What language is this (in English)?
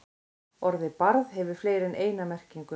Icelandic